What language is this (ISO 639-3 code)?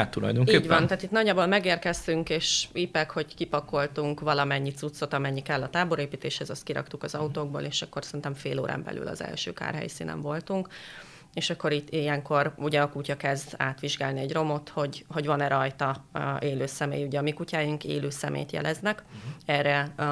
hun